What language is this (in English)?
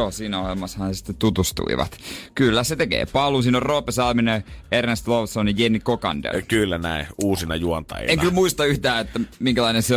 Finnish